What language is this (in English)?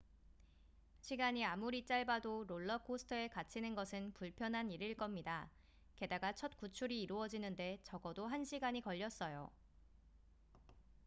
Korean